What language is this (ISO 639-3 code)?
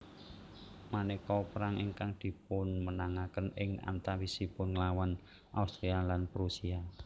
jav